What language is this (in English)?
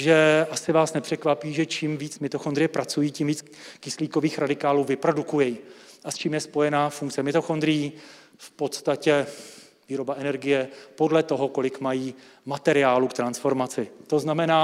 Czech